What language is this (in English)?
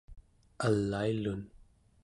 Central Yupik